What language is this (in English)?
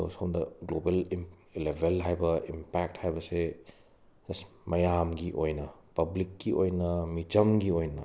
Manipuri